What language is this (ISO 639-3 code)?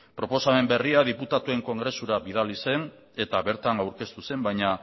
eus